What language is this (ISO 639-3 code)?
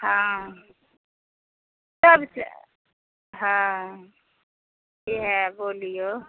mai